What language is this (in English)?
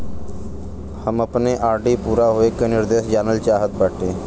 Bhojpuri